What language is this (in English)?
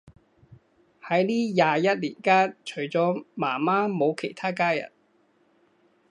Cantonese